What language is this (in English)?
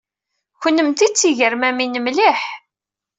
Kabyle